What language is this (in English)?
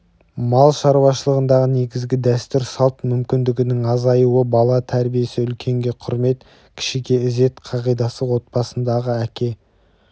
Kazakh